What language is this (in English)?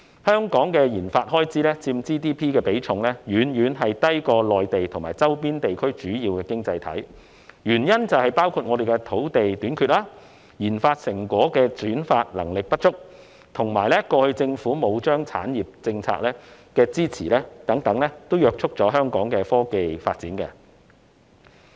Cantonese